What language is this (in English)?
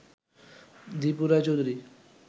Bangla